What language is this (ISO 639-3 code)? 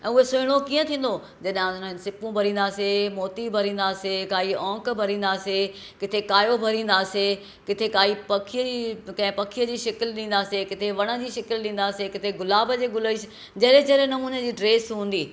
snd